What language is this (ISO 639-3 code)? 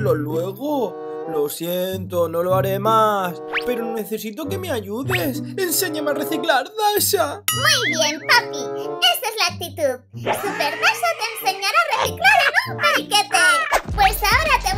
spa